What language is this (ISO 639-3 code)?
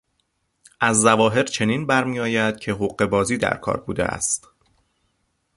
fas